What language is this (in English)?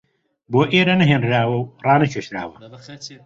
Central Kurdish